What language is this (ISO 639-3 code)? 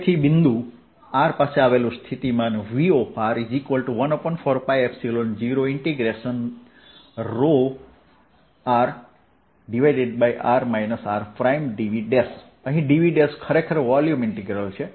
guj